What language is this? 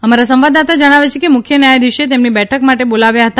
Gujarati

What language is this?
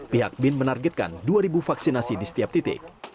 Indonesian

